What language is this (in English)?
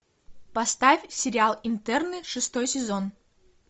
Russian